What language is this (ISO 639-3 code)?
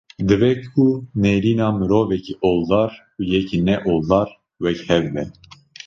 kur